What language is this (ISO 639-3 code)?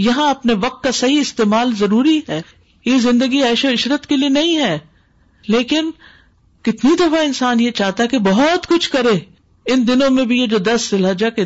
urd